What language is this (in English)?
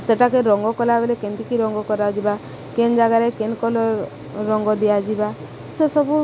Odia